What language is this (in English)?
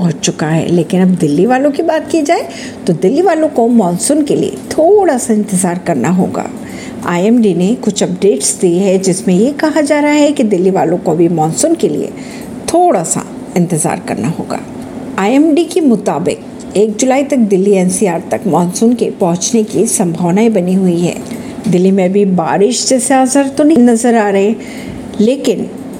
Hindi